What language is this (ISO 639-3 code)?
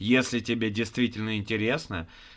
rus